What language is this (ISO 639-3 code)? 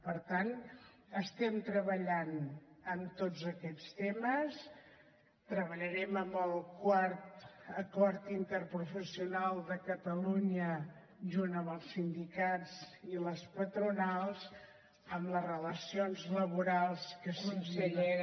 cat